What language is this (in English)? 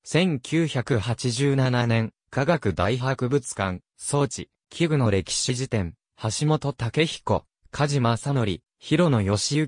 Japanese